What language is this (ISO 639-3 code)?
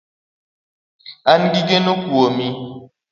luo